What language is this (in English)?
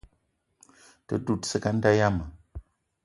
Eton (Cameroon)